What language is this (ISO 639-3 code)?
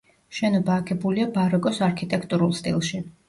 kat